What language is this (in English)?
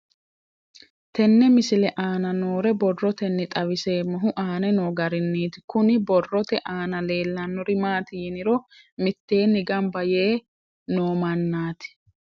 Sidamo